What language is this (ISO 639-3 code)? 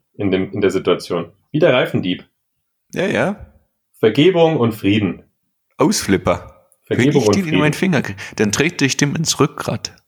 deu